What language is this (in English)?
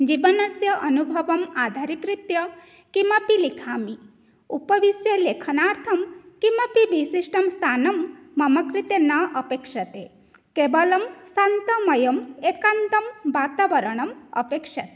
Sanskrit